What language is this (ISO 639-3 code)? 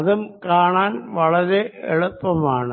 mal